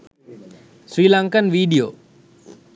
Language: Sinhala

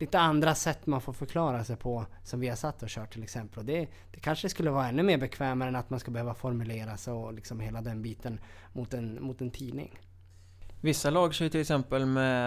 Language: Swedish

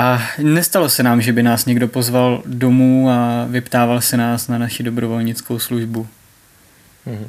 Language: Czech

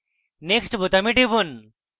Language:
Bangla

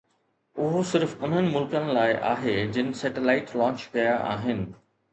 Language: Sindhi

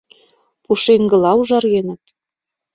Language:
Mari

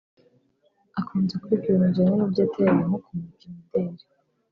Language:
Kinyarwanda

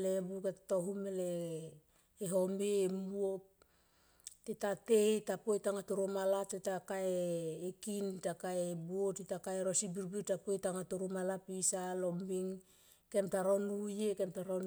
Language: Tomoip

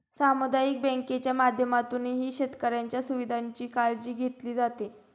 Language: Marathi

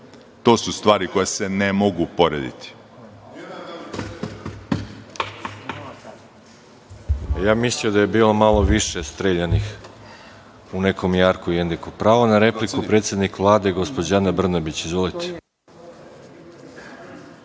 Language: Serbian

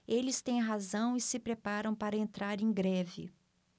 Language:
Portuguese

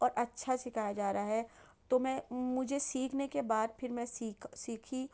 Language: Urdu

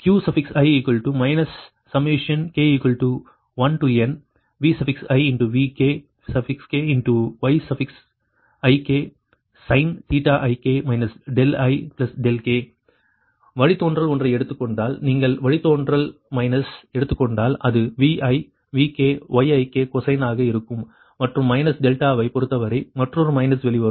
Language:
Tamil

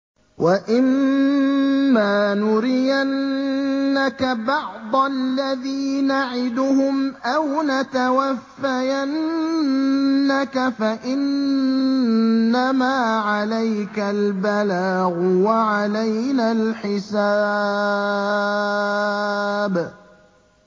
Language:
Arabic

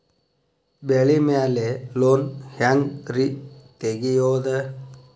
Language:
Kannada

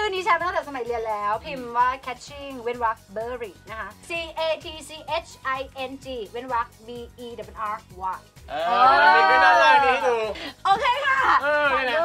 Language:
Thai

